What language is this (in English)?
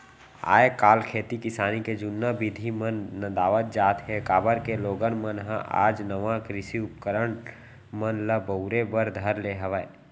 Chhattisgarhi